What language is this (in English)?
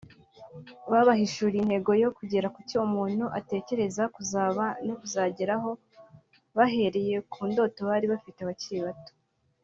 Kinyarwanda